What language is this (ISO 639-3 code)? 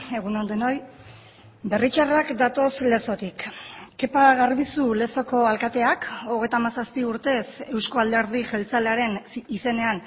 eus